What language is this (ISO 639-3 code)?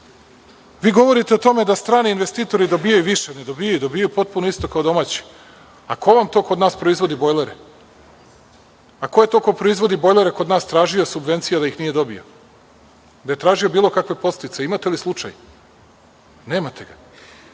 srp